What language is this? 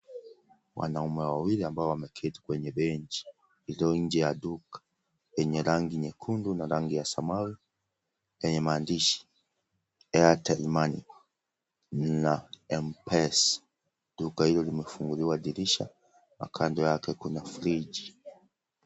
Swahili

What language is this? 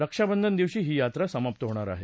Marathi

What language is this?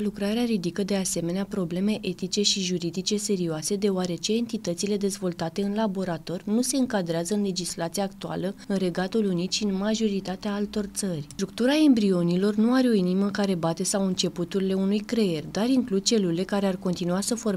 Romanian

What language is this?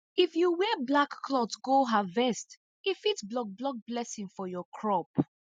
Nigerian Pidgin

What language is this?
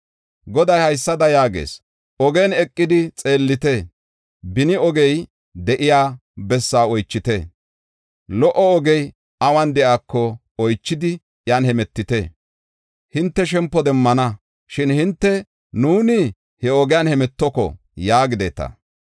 Gofa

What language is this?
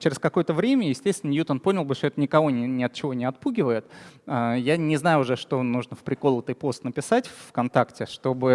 Russian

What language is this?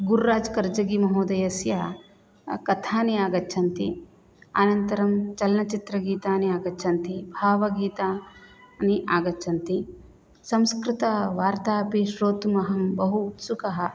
Sanskrit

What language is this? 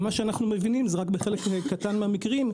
Hebrew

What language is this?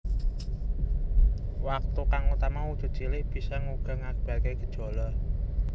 Javanese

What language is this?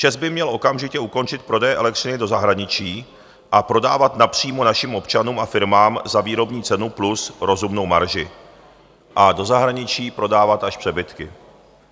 Czech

